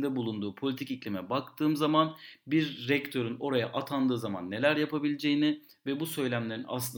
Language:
Turkish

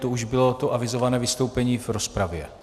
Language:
Czech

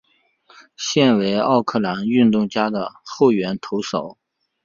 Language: Chinese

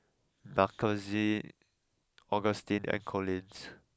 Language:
English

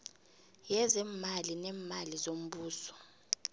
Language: South Ndebele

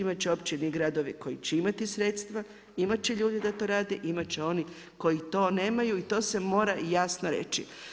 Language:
Croatian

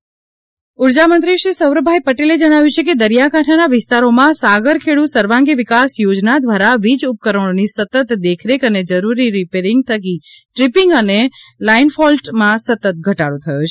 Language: Gujarati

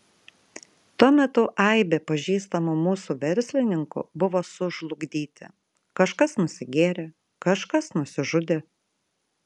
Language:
Lithuanian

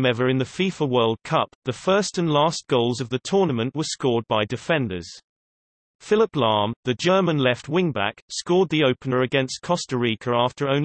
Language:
English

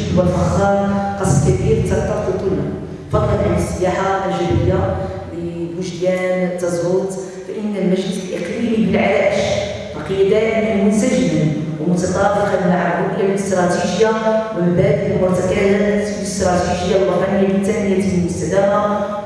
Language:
Arabic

